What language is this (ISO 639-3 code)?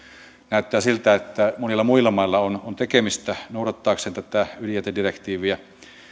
fin